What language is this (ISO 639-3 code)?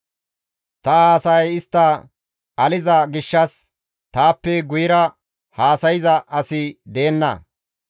gmv